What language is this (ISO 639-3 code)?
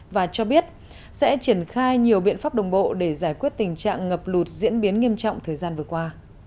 vie